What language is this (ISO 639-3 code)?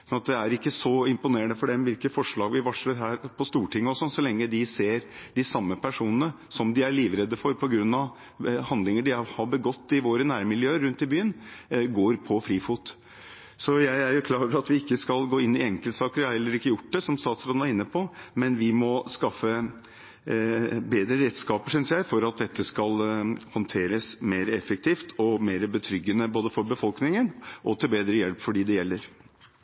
nob